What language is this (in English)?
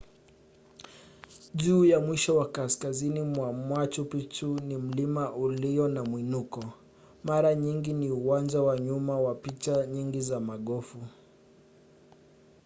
Swahili